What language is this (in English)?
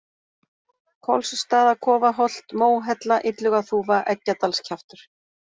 Icelandic